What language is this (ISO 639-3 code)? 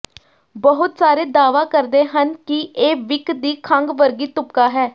pan